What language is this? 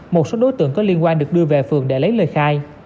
Vietnamese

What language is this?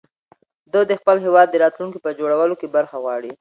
Pashto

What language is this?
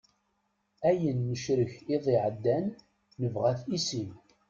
Kabyle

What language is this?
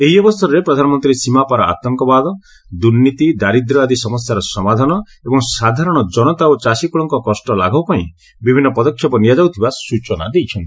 Odia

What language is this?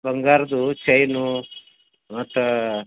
Kannada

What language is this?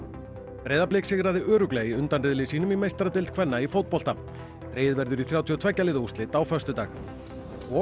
Icelandic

